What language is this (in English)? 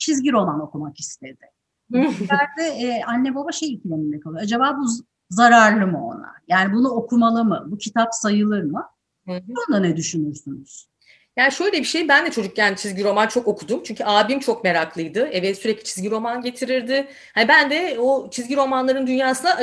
Turkish